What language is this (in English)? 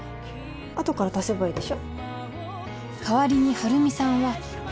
Japanese